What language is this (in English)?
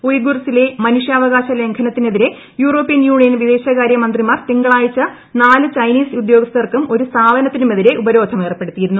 Malayalam